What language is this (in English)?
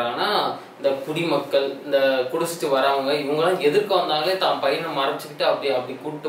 Tamil